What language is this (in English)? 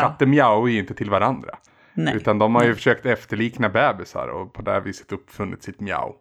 Swedish